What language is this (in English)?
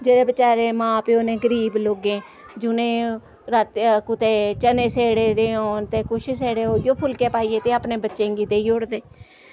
Dogri